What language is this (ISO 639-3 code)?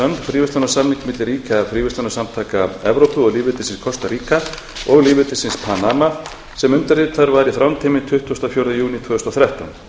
isl